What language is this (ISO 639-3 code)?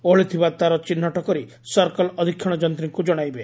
ori